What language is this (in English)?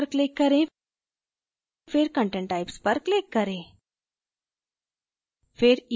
Hindi